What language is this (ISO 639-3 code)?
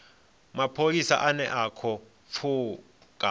ven